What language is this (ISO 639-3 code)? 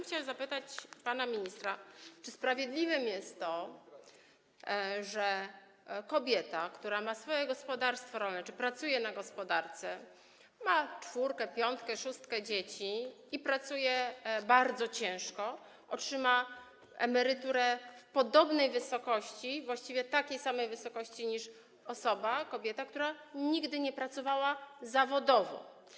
pol